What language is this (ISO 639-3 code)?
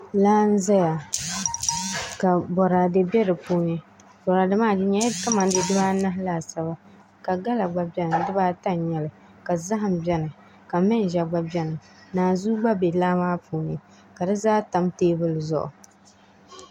dag